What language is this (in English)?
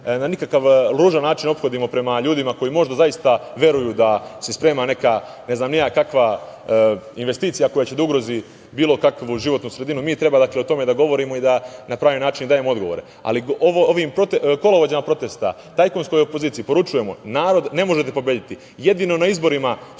Serbian